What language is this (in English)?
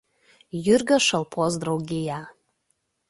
Lithuanian